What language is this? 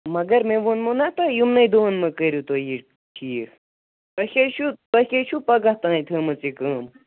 Kashmiri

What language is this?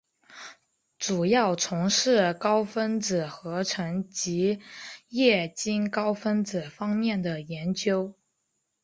Chinese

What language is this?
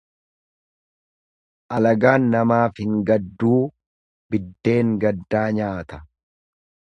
Oromo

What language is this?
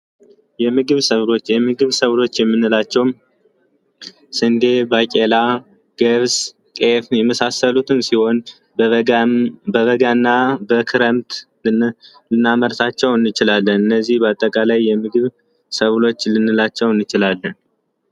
Amharic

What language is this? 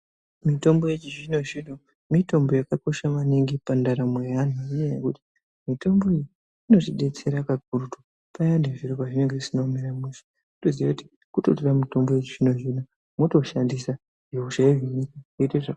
Ndau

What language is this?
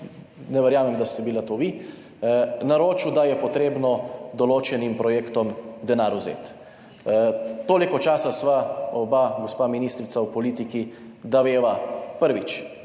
Slovenian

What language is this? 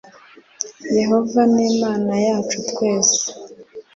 Kinyarwanda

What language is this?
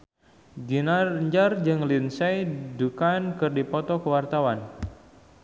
Sundanese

